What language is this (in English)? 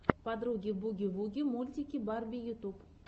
Russian